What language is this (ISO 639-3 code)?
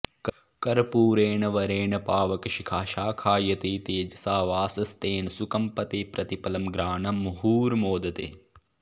san